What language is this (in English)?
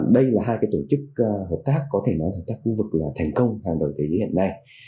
Vietnamese